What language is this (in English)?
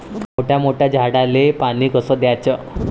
Marathi